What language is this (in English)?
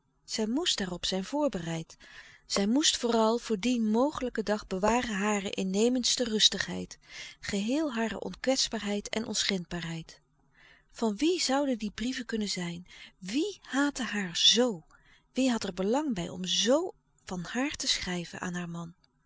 Dutch